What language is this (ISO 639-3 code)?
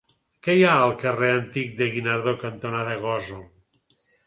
cat